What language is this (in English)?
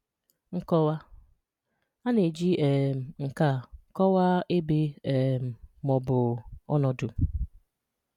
Igbo